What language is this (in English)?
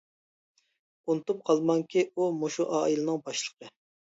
Uyghur